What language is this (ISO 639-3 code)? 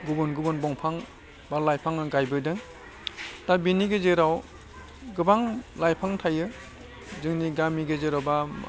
brx